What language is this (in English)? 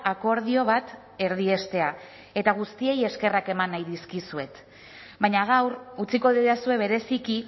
Basque